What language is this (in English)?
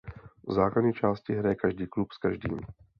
Czech